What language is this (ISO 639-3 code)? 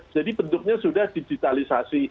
ind